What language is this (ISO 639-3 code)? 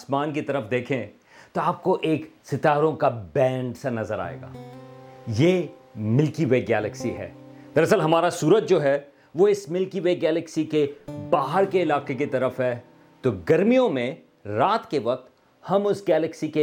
urd